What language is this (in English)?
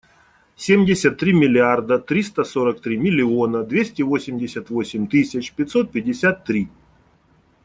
Russian